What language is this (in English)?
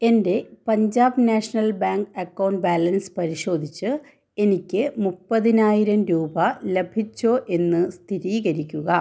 Malayalam